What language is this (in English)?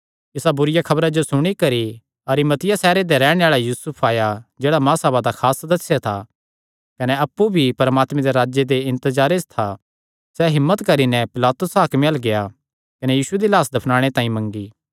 Kangri